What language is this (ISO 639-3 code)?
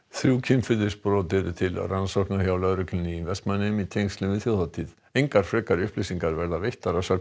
isl